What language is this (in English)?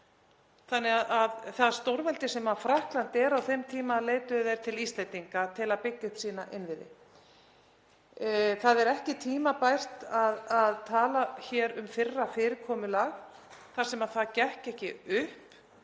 Icelandic